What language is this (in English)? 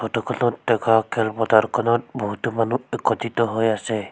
Assamese